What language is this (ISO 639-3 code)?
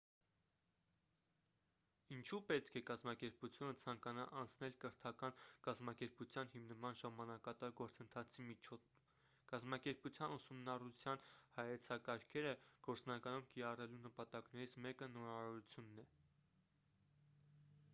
hye